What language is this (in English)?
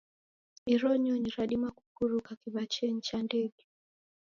Taita